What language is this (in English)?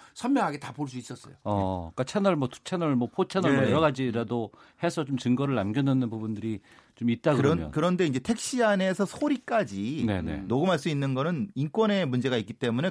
Korean